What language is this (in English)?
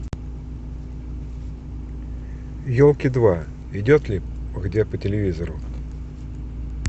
Russian